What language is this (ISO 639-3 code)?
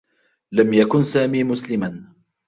ara